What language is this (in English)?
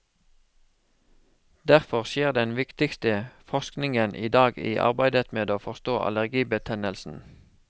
Norwegian